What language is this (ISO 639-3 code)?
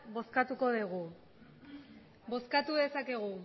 eus